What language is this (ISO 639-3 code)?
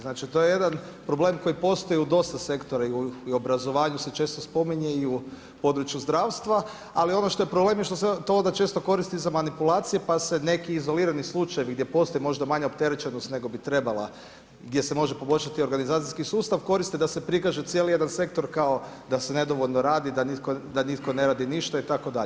hrv